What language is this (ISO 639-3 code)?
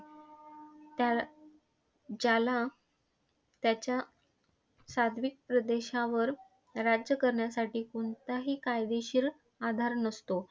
mar